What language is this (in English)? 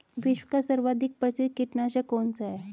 Hindi